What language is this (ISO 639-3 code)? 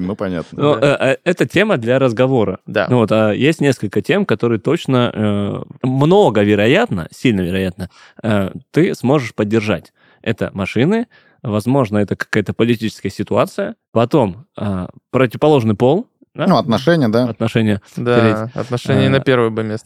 rus